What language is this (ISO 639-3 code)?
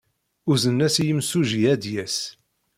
kab